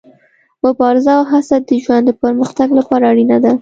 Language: Pashto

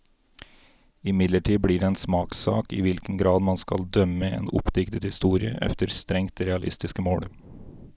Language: Norwegian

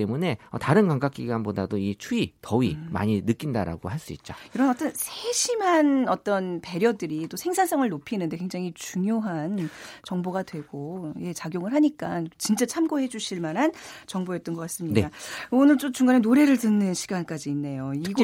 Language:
Korean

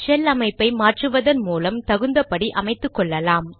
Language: Tamil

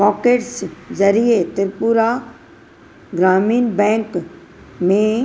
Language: Sindhi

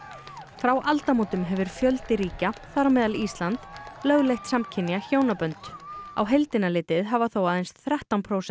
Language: Icelandic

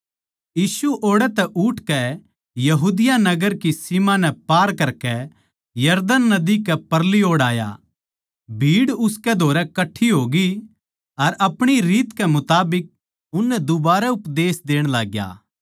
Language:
Haryanvi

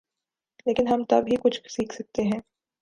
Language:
Urdu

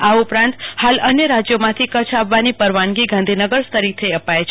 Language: Gujarati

